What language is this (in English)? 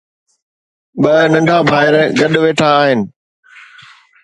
Sindhi